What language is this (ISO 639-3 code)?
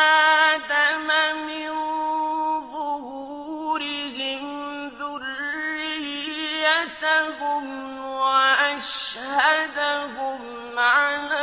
ara